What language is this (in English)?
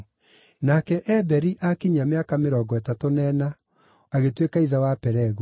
Kikuyu